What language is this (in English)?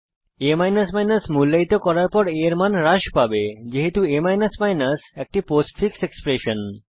Bangla